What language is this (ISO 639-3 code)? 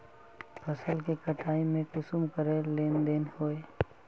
mag